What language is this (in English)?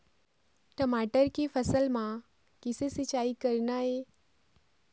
Chhattisgarhi